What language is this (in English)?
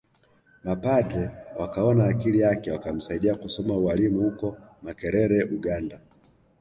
Swahili